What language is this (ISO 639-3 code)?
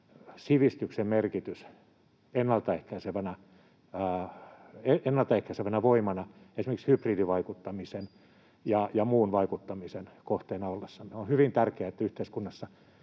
fin